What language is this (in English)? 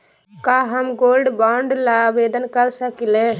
Magahi